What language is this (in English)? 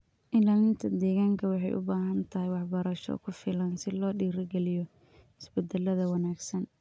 Somali